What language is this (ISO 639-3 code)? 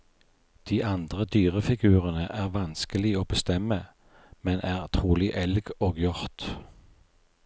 nor